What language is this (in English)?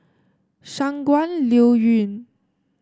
English